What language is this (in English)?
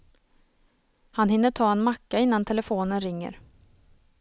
Swedish